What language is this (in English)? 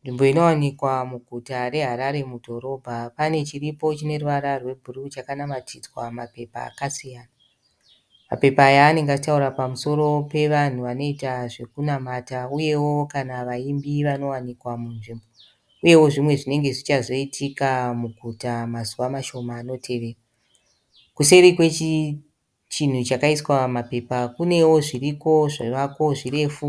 Shona